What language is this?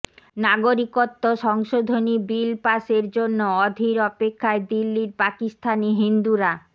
Bangla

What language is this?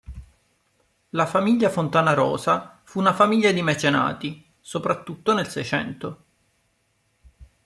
Italian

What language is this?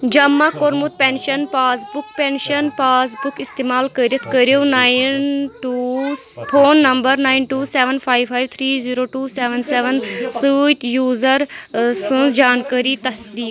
Kashmiri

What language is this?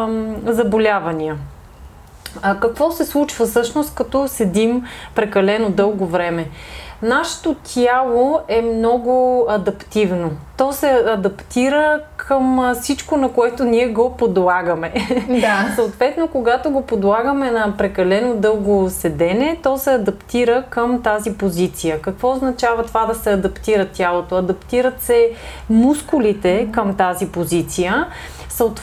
Bulgarian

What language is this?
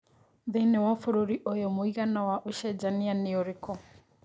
Kikuyu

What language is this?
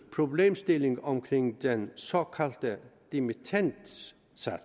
Danish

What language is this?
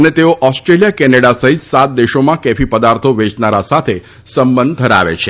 Gujarati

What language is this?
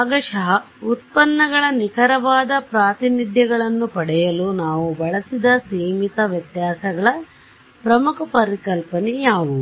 Kannada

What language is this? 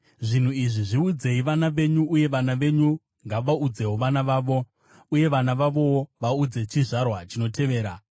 Shona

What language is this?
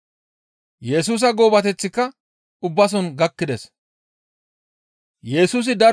Gamo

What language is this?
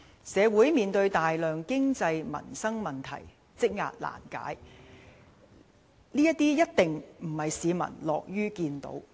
Cantonese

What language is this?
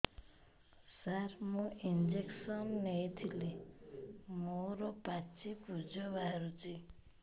Odia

